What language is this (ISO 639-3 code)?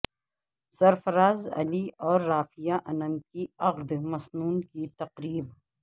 urd